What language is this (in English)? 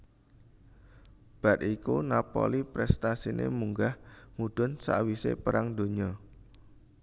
Javanese